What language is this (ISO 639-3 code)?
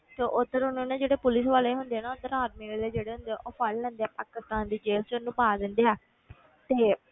pan